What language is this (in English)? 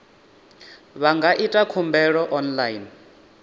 Venda